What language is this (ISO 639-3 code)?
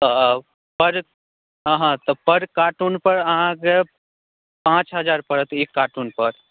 mai